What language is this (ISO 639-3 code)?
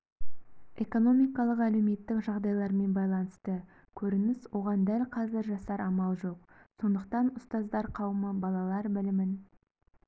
kaz